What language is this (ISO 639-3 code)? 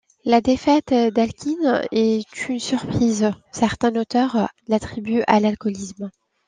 fra